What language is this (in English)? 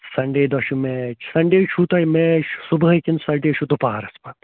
Kashmiri